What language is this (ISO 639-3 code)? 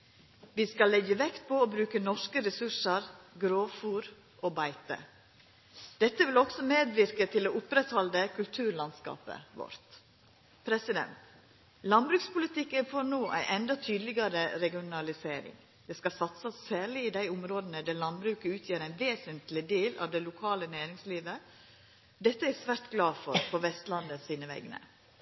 nno